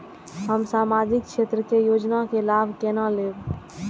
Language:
Maithili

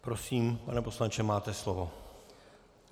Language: Czech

